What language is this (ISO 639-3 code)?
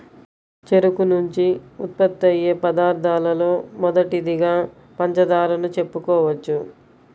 tel